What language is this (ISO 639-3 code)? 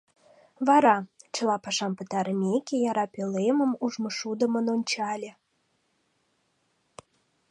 chm